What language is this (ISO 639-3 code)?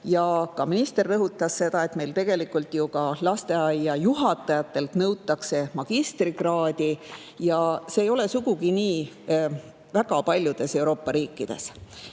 est